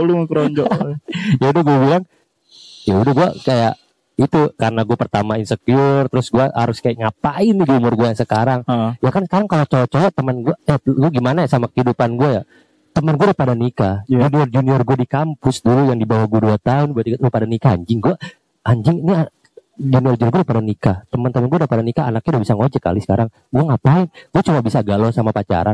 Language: Indonesian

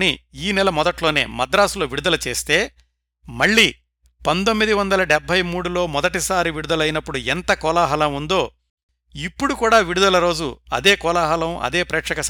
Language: Telugu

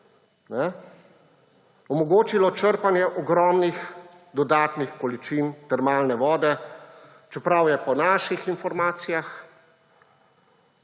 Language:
Slovenian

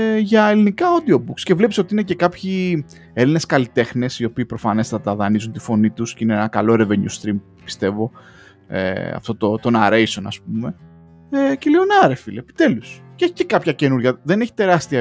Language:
Greek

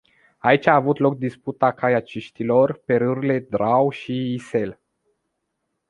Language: Romanian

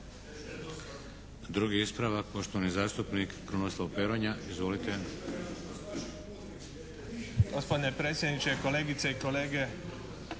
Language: Croatian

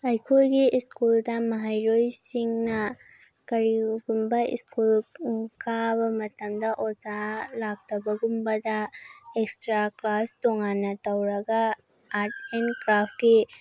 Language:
Manipuri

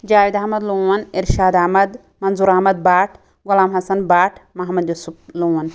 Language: Kashmiri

